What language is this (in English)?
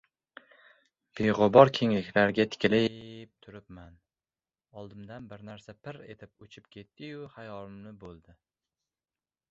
Uzbek